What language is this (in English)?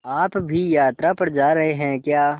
Hindi